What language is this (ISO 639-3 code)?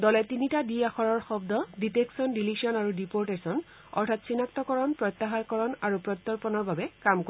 asm